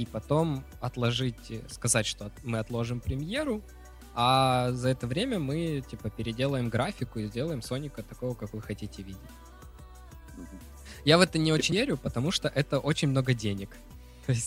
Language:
Russian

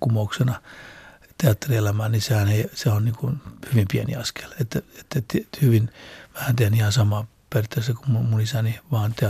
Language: Finnish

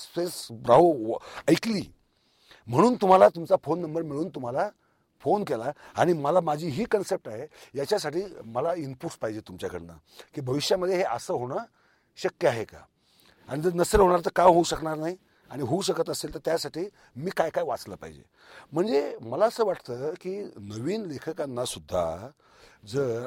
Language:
Marathi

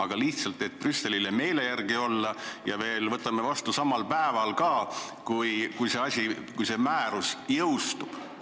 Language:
Estonian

